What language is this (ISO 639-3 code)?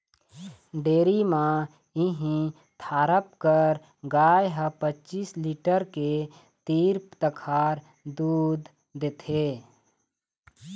hne